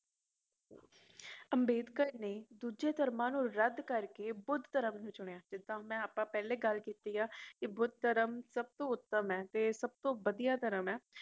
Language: Punjabi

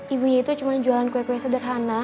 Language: Indonesian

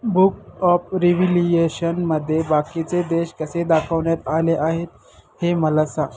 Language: Marathi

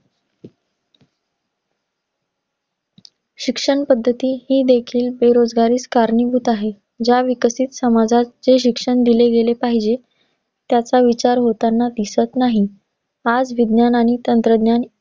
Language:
Marathi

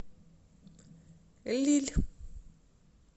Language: Russian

